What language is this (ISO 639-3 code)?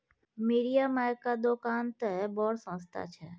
mai